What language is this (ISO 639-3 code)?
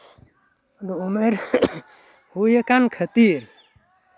sat